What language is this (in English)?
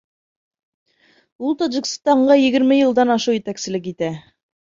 Bashkir